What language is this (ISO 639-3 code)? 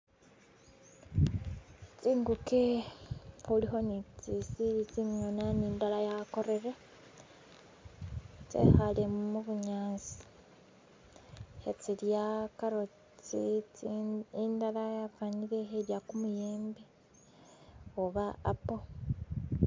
myx